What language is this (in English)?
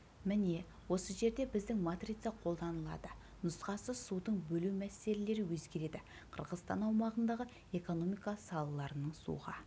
Kazakh